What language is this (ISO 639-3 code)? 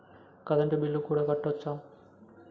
tel